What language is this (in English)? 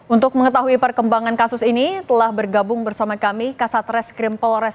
Indonesian